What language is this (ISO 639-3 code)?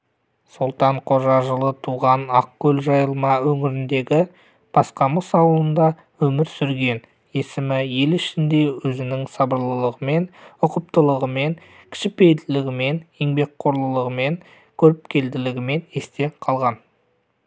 kaz